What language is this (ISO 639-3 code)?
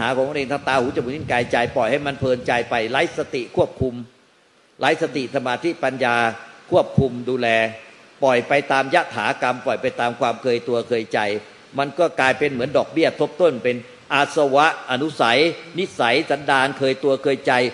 tha